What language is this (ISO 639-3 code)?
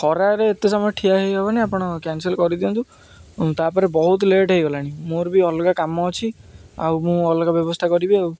ori